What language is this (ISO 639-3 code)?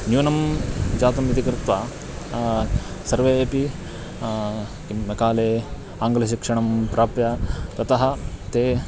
san